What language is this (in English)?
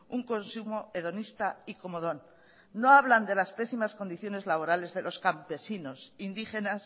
Spanish